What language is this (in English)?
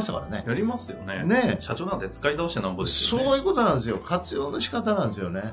Japanese